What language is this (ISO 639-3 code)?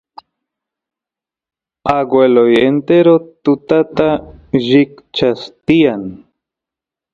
qus